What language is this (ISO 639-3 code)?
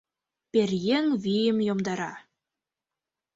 chm